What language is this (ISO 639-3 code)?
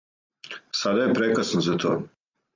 srp